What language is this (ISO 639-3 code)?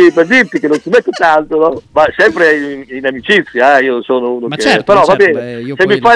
ita